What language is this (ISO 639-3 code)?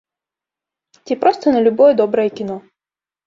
bel